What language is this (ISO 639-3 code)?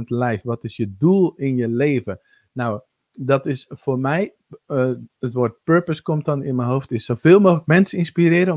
nld